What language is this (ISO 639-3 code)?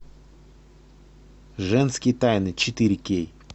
rus